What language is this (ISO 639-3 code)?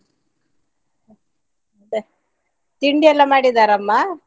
kan